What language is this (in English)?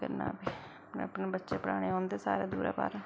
Dogri